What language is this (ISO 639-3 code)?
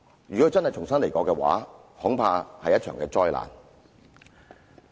yue